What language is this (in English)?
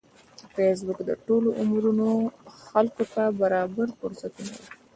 Pashto